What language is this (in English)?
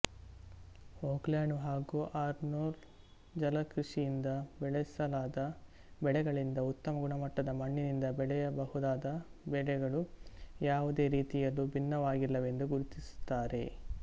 Kannada